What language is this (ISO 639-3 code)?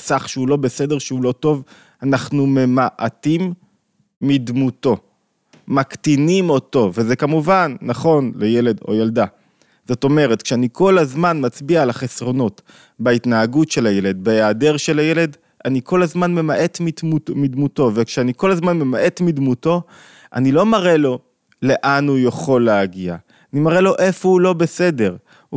heb